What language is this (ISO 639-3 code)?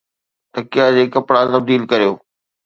snd